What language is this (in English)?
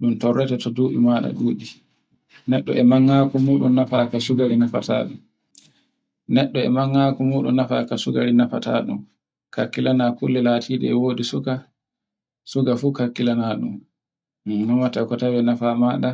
Borgu Fulfulde